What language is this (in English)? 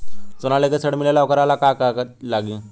Bhojpuri